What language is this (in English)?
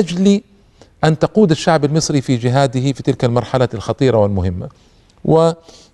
Arabic